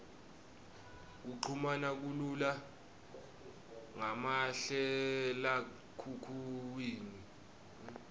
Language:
Swati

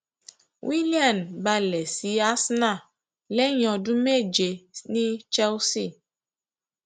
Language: Yoruba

